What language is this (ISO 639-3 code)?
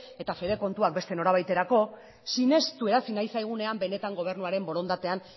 eus